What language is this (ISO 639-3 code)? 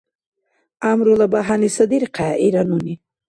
dar